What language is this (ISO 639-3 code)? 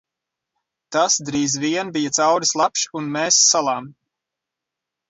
lav